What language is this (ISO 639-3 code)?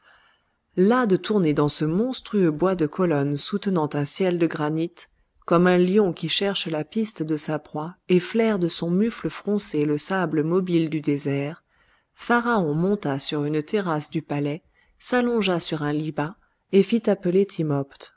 fra